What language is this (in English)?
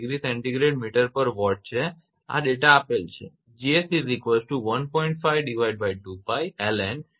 Gujarati